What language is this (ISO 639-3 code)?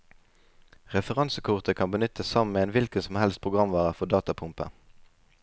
nor